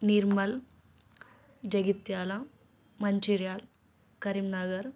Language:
Telugu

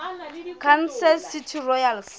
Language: Southern Sotho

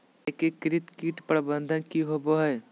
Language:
Magahi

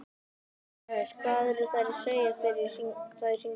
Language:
Icelandic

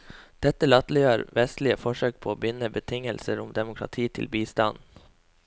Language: Norwegian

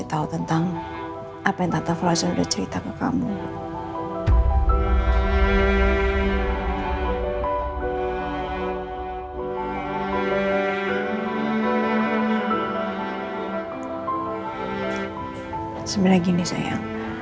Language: Indonesian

